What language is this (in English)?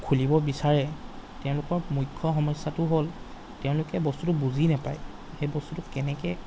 Assamese